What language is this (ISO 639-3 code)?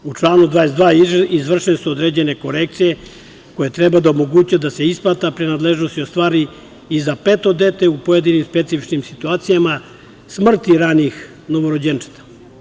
srp